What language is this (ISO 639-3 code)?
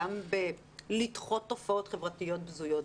heb